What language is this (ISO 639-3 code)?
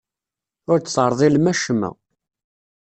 kab